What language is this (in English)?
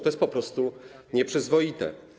Polish